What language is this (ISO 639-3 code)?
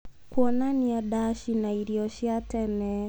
kik